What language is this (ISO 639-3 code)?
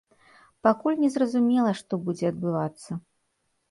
bel